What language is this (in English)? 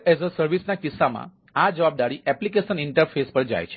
Gujarati